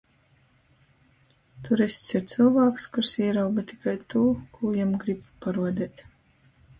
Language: Latgalian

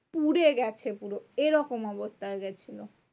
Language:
Bangla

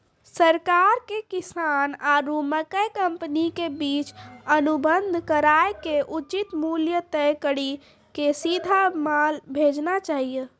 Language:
Maithili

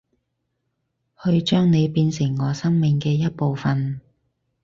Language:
Cantonese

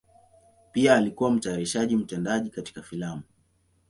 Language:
Swahili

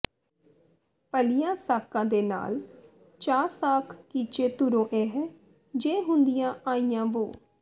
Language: Punjabi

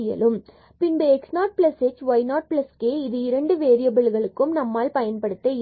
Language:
Tamil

